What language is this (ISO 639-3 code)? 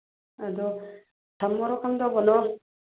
mni